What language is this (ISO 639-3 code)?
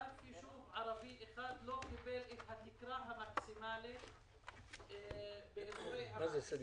heb